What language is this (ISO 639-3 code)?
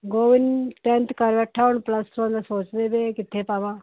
pan